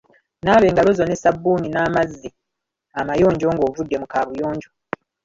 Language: Ganda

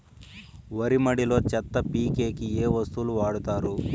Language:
Telugu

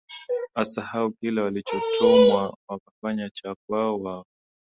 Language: Swahili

